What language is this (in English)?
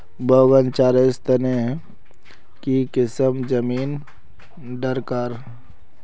Magahi